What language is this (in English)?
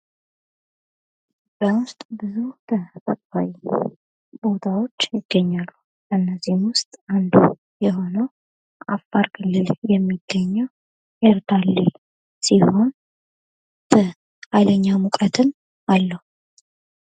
Amharic